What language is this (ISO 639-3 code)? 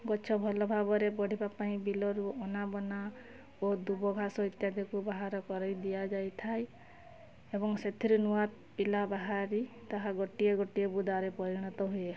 ori